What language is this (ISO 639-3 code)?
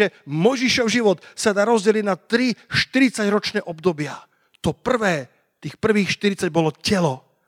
slk